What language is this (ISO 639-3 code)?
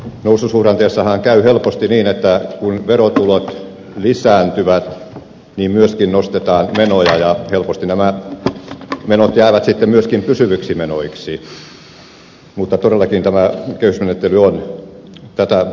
fin